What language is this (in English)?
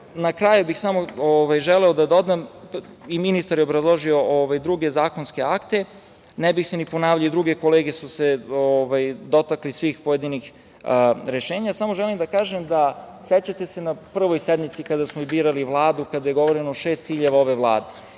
Serbian